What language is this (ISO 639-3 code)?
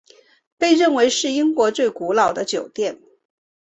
zho